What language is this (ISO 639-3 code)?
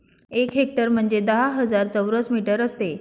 mar